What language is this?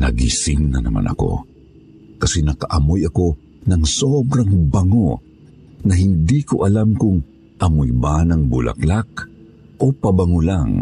Filipino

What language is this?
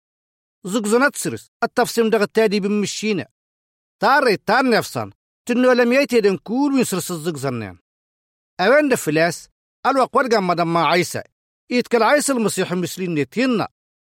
Arabic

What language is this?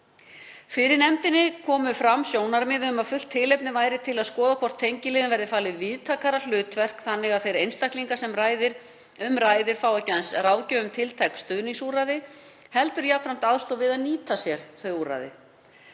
Icelandic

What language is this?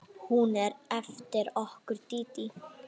Icelandic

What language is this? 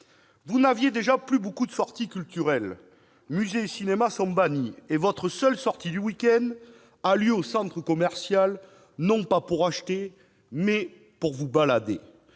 French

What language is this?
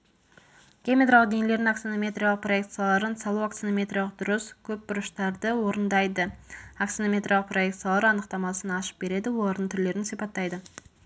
Kazakh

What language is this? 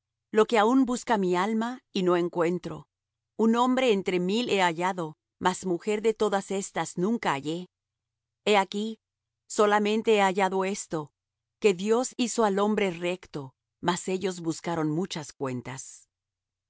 Spanish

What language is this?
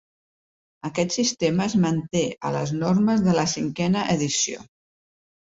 Catalan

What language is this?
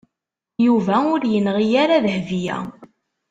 Kabyle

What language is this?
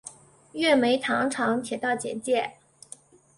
Chinese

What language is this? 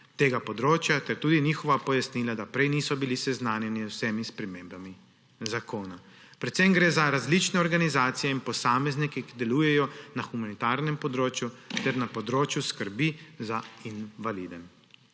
Slovenian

